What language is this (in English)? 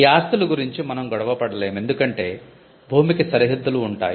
Telugu